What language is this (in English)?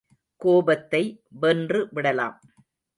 Tamil